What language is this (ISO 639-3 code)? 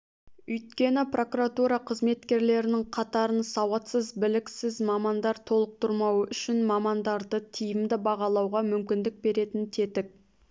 kaz